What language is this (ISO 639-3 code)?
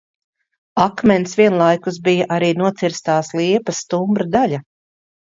lav